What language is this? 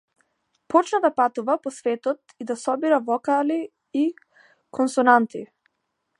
Macedonian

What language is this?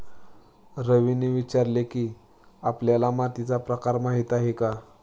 Marathi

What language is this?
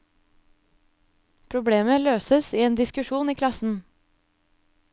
Norwegian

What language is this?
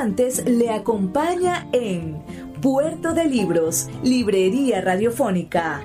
Spanish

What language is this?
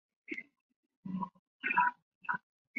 Chinese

